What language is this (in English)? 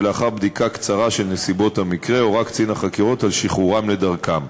Hebrew